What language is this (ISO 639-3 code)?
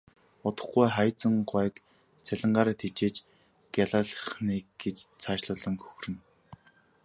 mon